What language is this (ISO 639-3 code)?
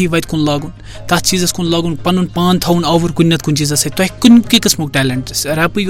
urd